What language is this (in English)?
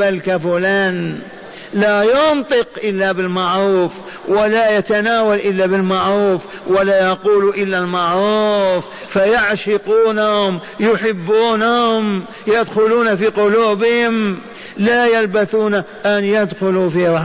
Arabic